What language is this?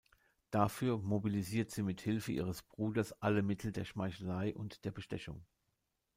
German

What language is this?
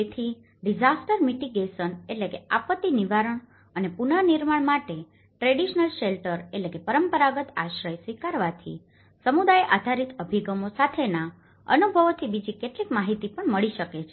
Gujarati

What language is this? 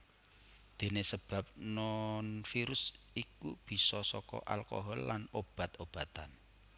Javanese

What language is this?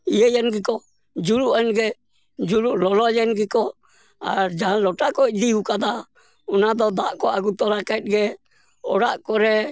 Santali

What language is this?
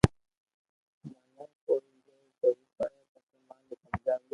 Loarki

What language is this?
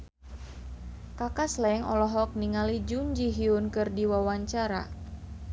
Sundanese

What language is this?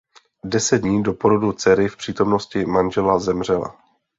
Czech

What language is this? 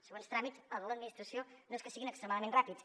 Catalan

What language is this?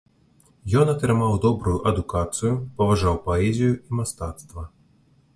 Belarusian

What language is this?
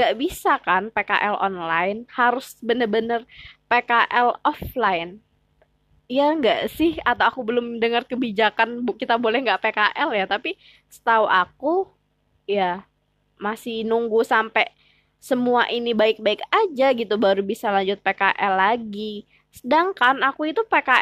Indonesian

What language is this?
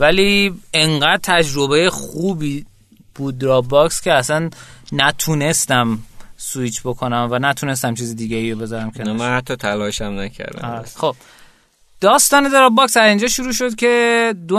Persian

